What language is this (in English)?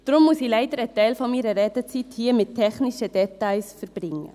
Swiss German